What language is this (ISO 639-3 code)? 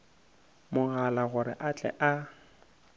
nso